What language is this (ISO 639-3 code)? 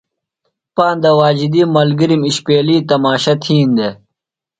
phl